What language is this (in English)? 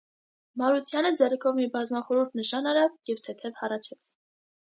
Armenian